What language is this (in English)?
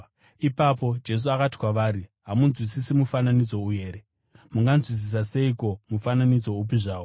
Shona